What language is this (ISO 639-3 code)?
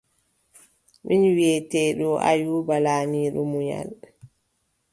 fub